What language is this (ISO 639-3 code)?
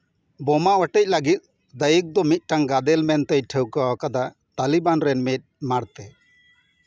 sat